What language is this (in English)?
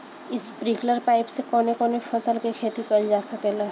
Bhojpuri